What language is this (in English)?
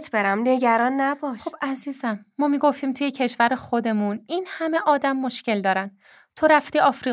Persian